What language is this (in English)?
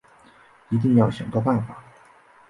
Chinese